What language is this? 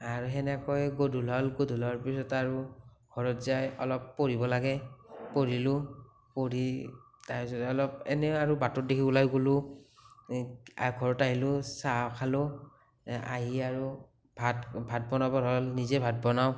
Assamese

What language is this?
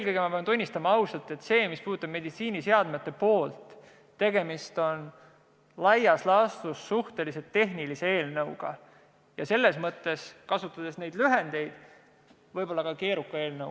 Estonian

